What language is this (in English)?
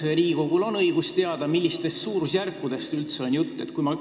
Estonian